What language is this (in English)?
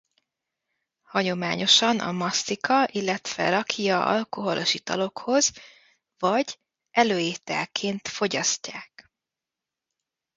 Hungarian